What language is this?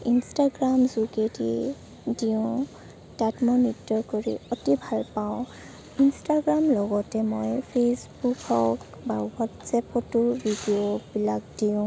Assamese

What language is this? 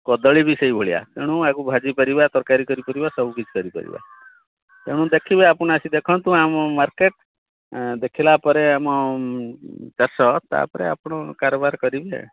Odia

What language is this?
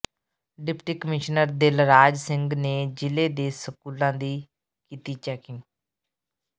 Punjabi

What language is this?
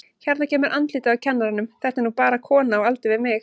Icelandic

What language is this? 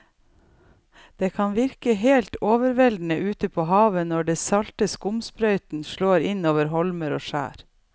Norwegian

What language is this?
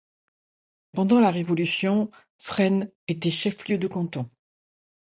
French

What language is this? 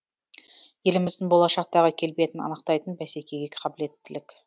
Kazakh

